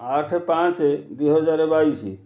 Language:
Odia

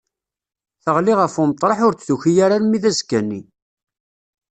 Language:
Kabyle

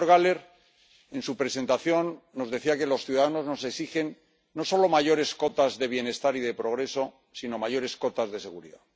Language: Spanish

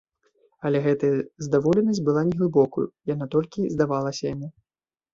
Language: Belarusian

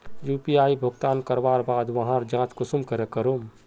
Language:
Magahi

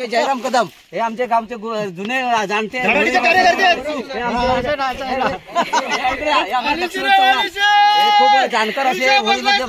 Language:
Arabic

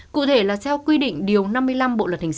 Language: Vietnamese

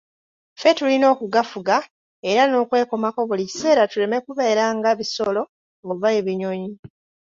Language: Ganda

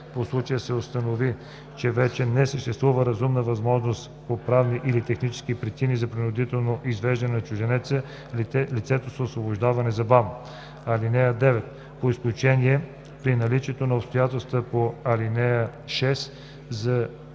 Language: Bulgarian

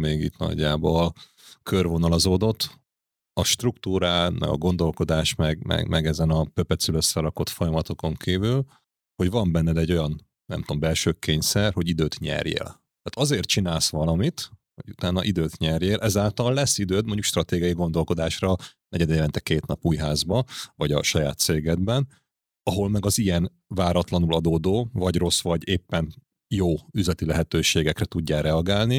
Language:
Hungarian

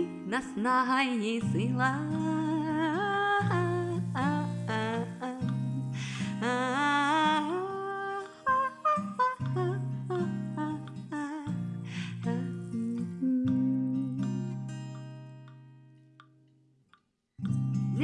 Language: Ukrainian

